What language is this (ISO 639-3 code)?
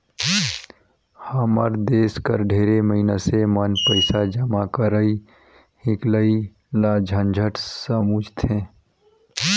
hne